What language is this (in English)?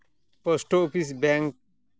Santali